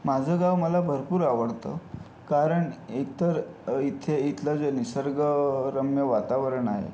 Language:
Marathi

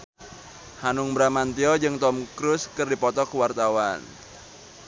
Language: Sundanese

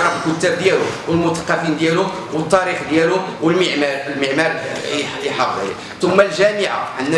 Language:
Arabic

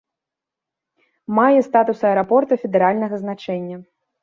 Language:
Belarusian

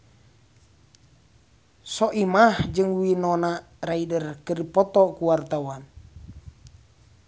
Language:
Sundanese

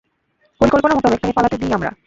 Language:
Bangla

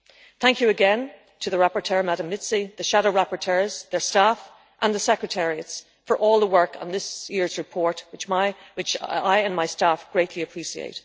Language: English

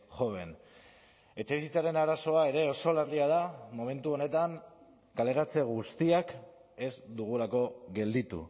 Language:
Basque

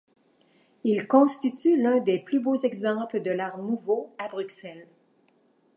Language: French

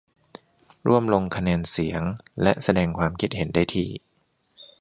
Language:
Thai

